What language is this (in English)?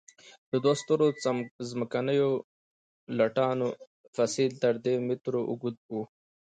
Pashto